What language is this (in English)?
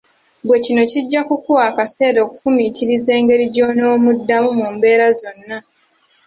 Ganda